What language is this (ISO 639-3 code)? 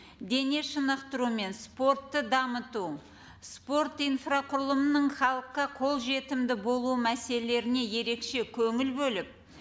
kaz